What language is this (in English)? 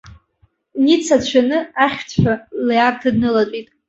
Abkhazian